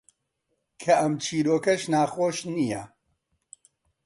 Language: Central Kurdish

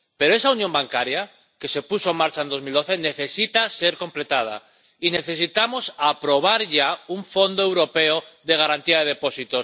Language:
Spanish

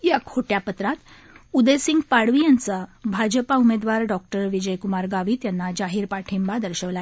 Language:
Marathi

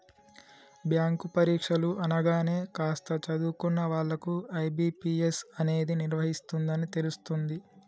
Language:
Telugu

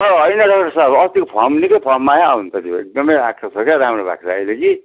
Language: Nepali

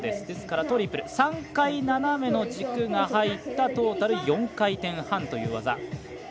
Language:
Japanese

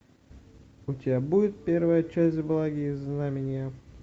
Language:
Russian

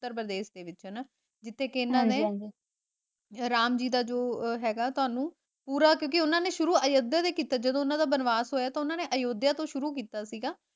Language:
Punjabi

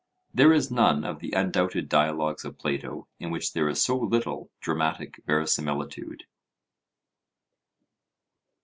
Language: English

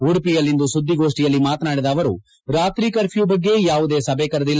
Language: Kannada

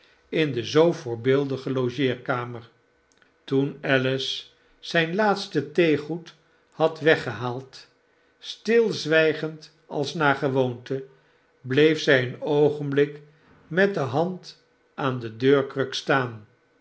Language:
Dutch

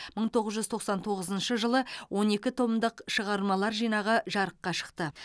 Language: Kazakh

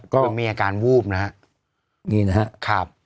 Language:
Thai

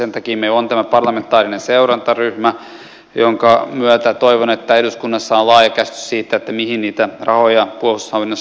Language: Finnish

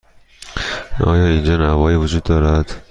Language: Persian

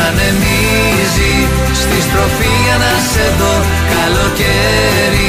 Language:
Greek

